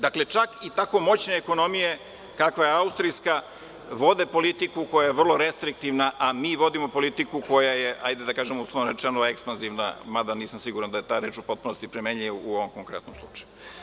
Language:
Serbian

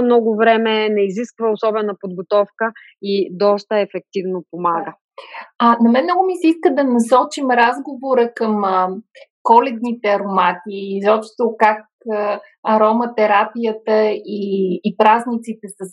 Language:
Bulgarian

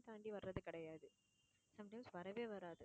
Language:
Tamil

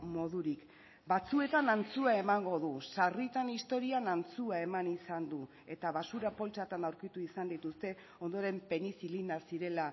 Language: Basque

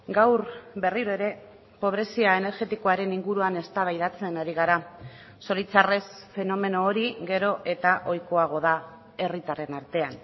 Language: Basque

